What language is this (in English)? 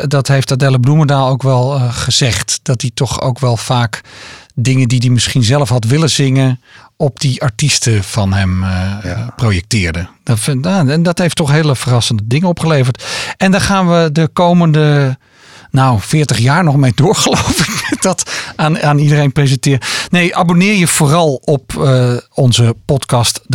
Dutch